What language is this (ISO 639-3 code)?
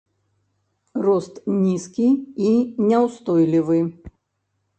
bel